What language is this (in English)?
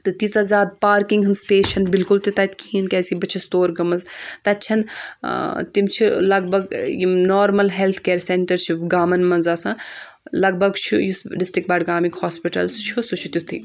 Kashmiri